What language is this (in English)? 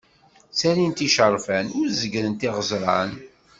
Kabyle